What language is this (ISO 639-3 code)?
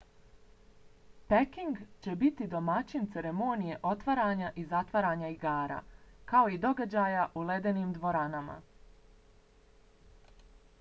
bos